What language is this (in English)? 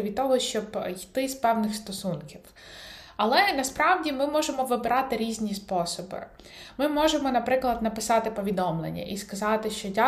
Ukrainian